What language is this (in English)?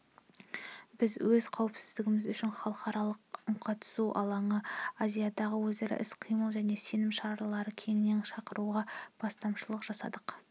Kazakh